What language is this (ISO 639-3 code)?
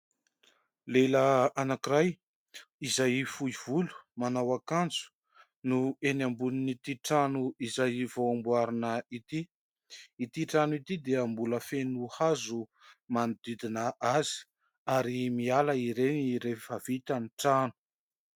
mlg